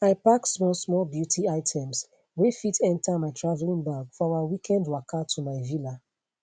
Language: Nigerian Pidgin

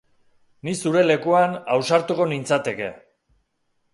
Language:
Basque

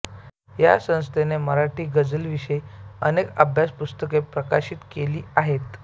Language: Marathi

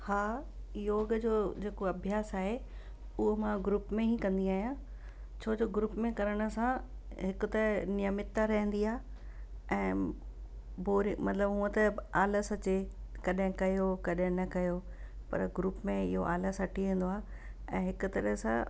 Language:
Sindhi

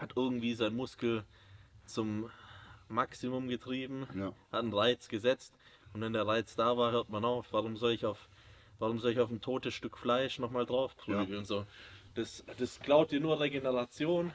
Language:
German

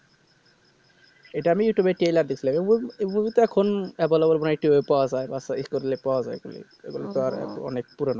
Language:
Bangla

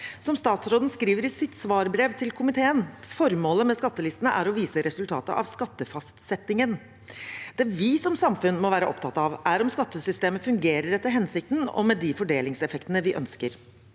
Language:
Norwegian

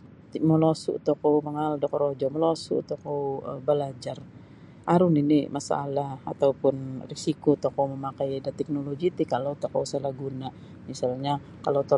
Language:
Sabah Bisaya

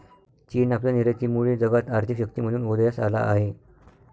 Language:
Marathi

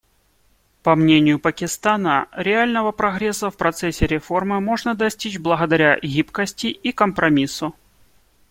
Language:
Russian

